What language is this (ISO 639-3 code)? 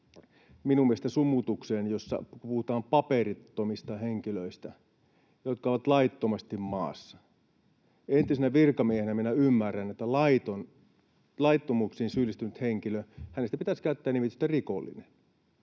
fin